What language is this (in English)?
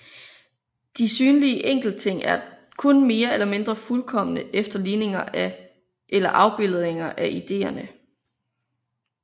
Danish